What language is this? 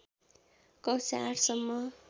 Nepali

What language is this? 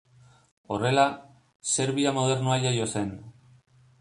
Basque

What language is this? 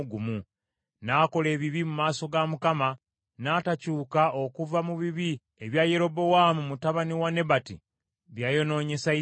Ganda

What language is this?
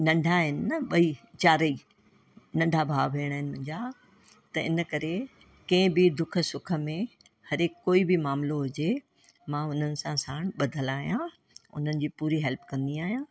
Sindhi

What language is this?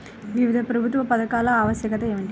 Telugu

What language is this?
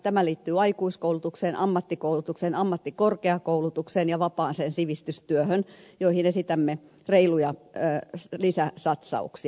Finnish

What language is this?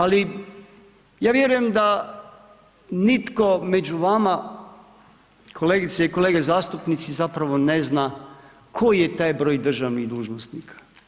Croatian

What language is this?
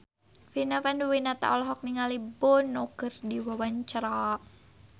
Sundanese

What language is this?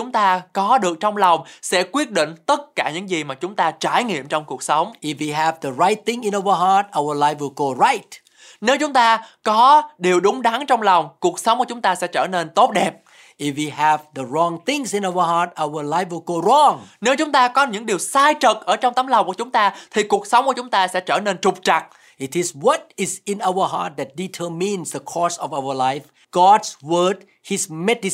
Vietnamese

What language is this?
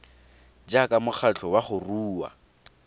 Tswana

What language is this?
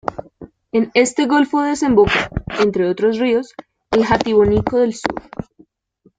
Spanish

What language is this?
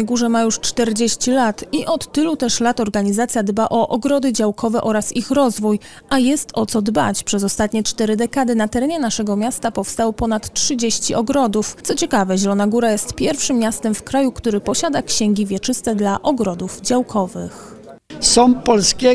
Polish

